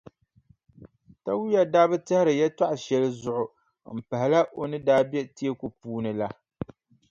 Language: Dagbani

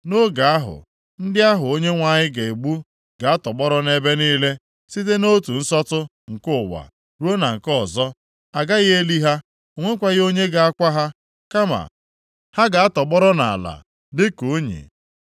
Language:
Igbo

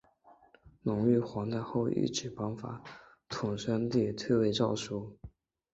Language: Chinese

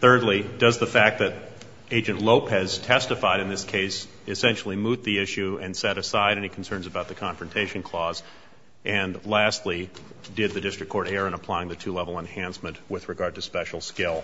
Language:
English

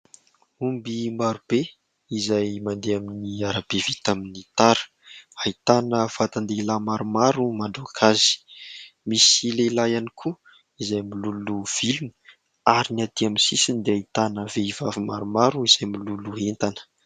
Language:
Malagasy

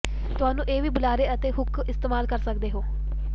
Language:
Punjabi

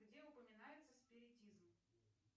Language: Russian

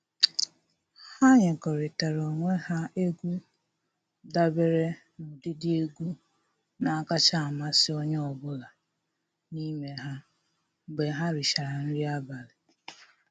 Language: Igbo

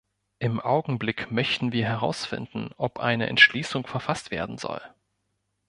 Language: German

